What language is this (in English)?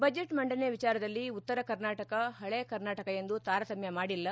Kannada